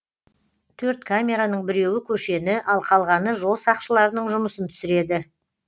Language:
Kazakh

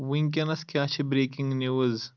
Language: Kashmiri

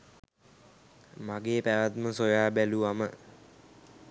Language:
Sinhala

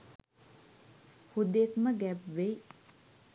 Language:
Sinhala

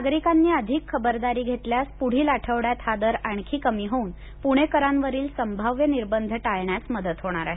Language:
Marathi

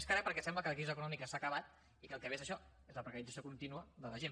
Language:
Catalan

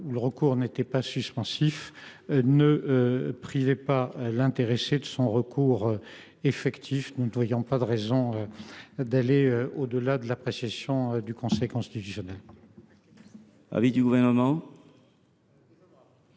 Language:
French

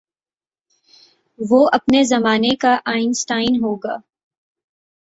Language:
Urdu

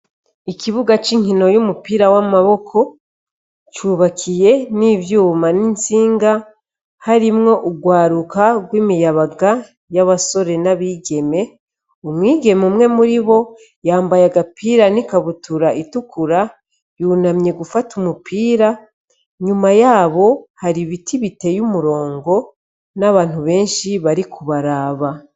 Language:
Rundi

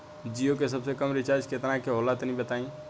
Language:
Bhojpuri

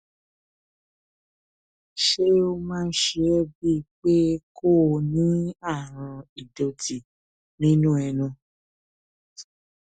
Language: Yoruba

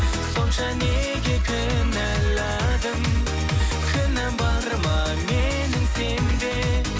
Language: Kazakh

